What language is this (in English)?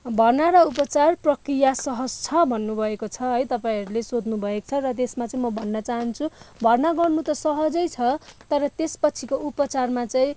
Nepali